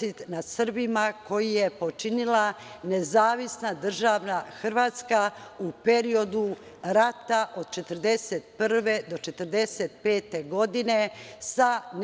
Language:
Serbian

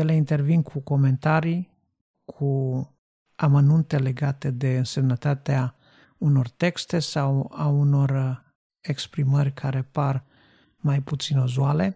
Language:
Romanian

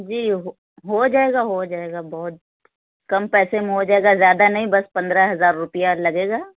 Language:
Urdu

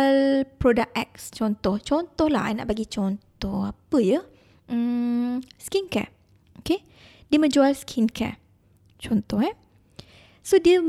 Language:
Malay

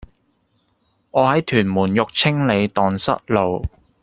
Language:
Cantonese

